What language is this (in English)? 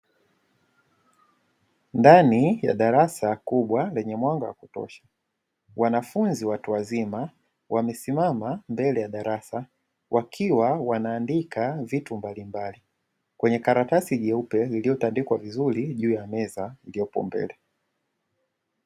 Swahili